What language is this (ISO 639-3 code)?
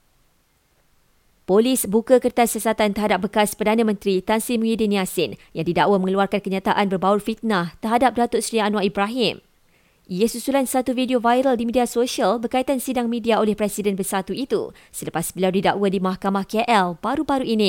msa